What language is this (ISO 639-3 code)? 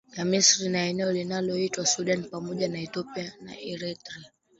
swa